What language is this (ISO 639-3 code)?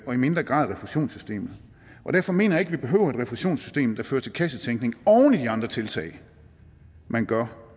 dan